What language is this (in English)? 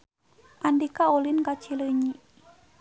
Sundanese